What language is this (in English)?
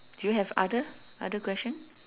English